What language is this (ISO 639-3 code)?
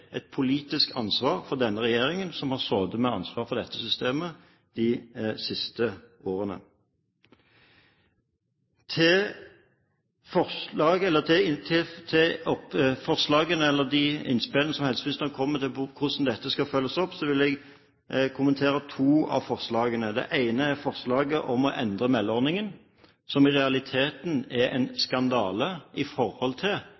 nob